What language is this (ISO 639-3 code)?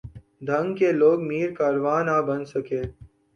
urd